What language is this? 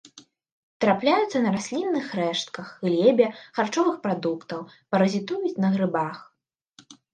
Belarusian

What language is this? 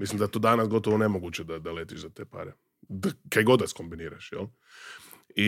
Croatian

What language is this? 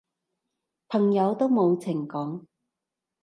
Cantonese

